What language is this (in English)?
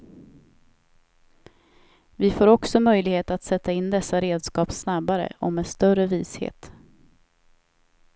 Swedish